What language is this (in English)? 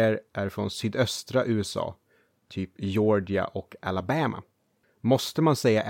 Swedish